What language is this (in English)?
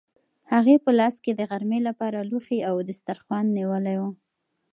Pashto